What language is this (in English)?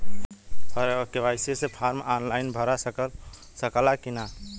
Bhojpuri